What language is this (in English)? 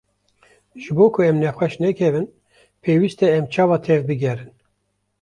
Kurdish